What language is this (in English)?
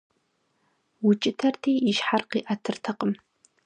Kabardian